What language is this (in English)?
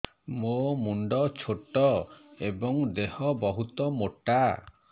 Odia